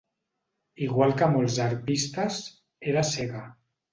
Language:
Catalan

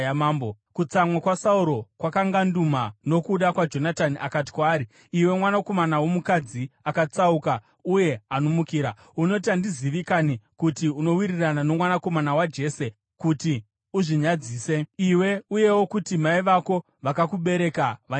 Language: Shona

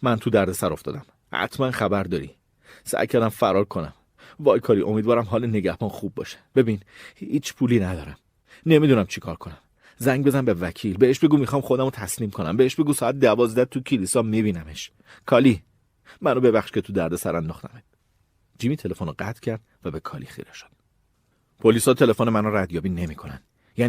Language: Persian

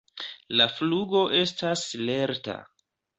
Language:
Esperanto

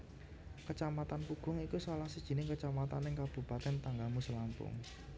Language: Javanese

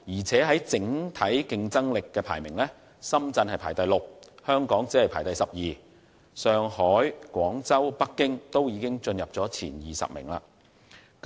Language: Cantonese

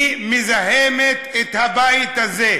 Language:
Hebrew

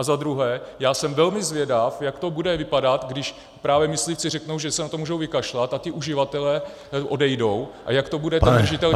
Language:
Czech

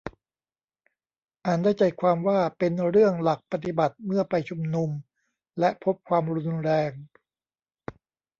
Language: Thai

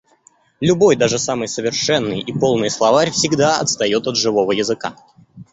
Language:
Russian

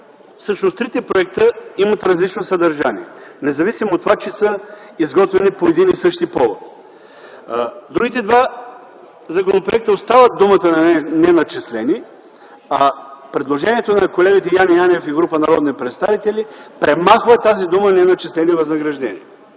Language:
Bulgarian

